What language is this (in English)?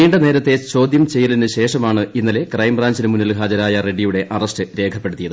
Malayalam